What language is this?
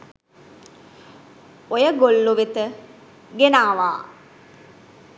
Sinhala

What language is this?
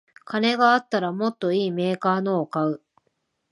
Japanese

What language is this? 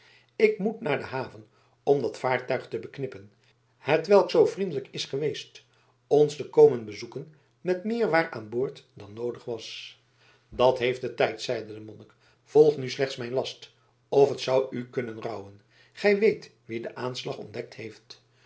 Dutch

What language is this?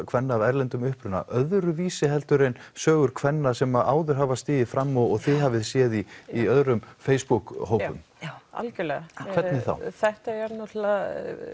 Icelandic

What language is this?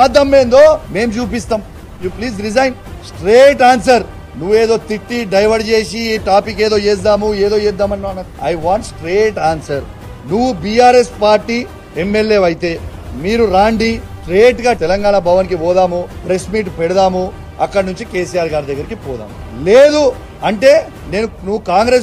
Telugu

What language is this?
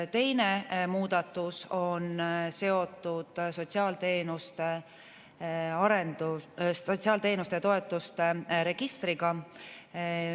Estonian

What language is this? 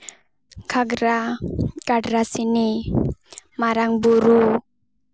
Santali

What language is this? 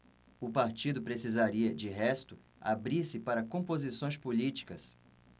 Portuguese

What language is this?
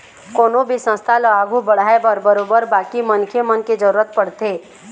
Chhattisgarhi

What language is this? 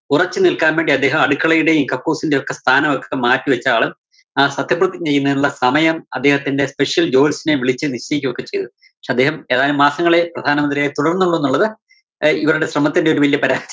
Malayalam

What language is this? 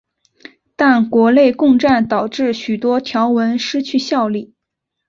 Chinese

